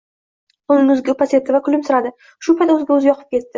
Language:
Uzbek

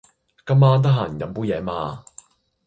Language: Cantonese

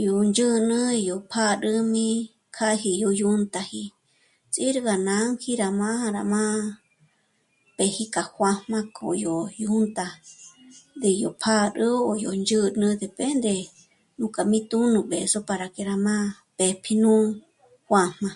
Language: Michoacán Mazahua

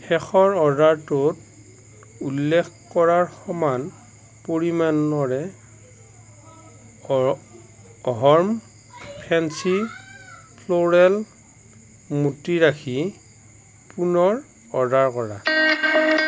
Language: Assamese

